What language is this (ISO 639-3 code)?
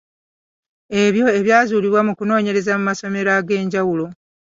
lug